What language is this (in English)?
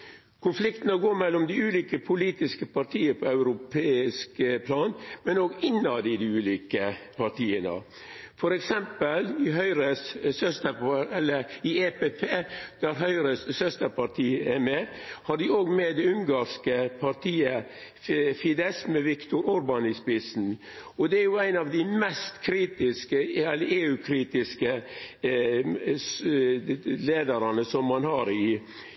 Norwegian Nynorsk